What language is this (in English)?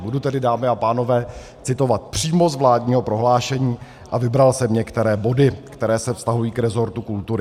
Czech